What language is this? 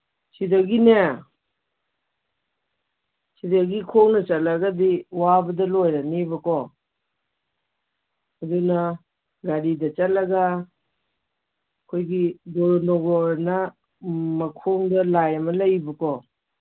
Manipuri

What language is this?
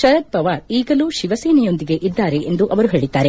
Kannada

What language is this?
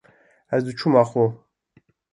Kurdish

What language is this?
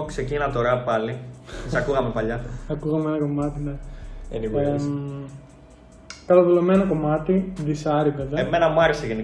Greek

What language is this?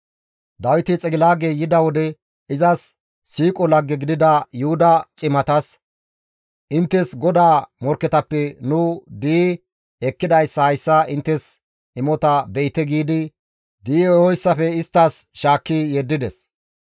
Gamo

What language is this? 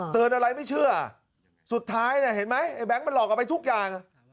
Thai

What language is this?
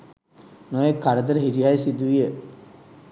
Sinhala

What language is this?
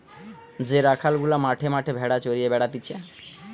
Bangla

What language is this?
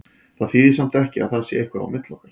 Icelandic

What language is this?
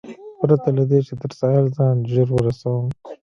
Pashto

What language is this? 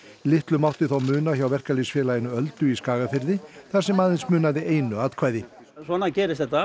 Icelandic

